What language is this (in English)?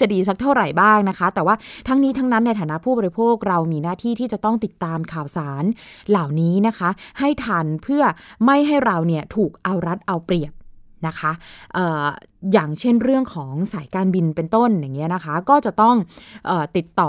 Thai